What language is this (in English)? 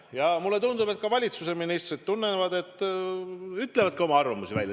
Estonian